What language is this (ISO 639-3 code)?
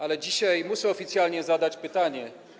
pol